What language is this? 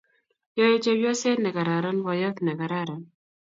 Kalenjin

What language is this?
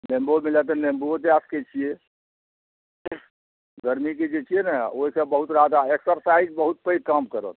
Maithili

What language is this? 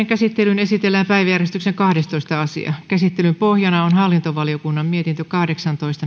Finnish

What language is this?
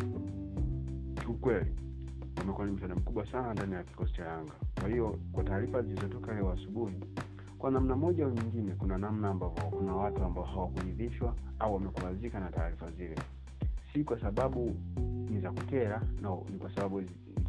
Swahili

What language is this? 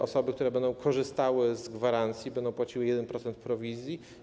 Polish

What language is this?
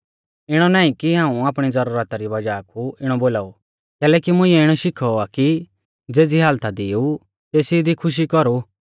Mahasu Pahari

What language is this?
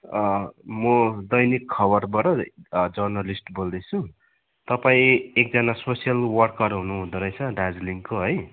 Nepali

